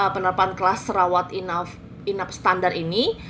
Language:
Indonesian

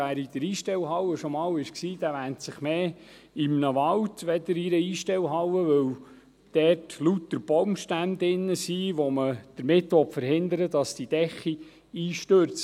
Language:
Swiss German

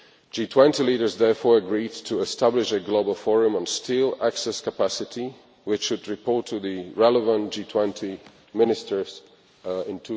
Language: English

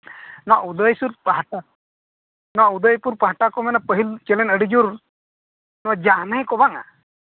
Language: Santali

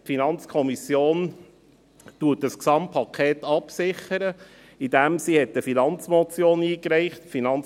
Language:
Swiss German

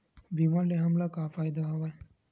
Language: Chhattisgarhi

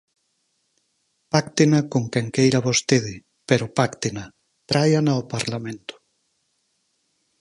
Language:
Galician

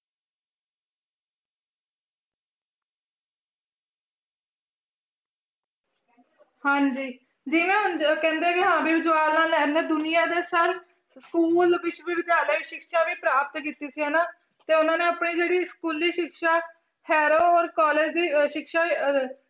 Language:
Punjabi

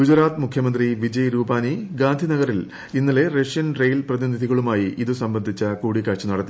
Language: Malayalam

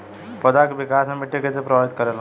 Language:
Bhojpuri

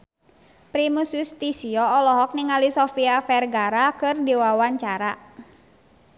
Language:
Sundanese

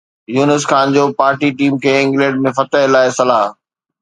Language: Sindhi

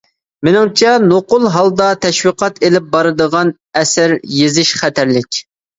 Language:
Uyghur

